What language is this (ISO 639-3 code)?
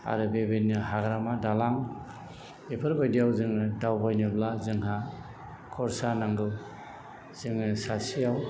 brx